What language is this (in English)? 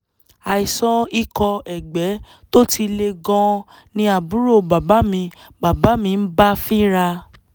Yoruba